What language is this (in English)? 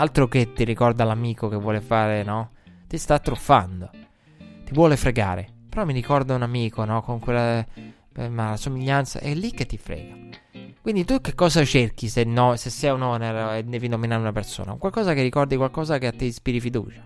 Italian